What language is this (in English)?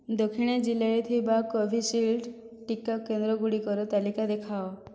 Odia